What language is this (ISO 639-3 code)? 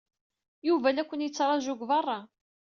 kab